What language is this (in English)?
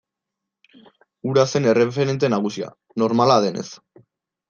Basque